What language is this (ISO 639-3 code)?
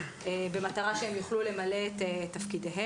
heb